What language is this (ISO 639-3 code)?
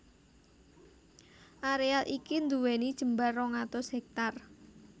jav